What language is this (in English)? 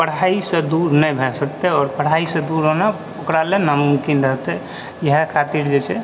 Maithili